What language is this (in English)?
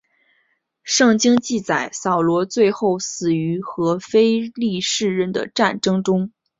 Chinese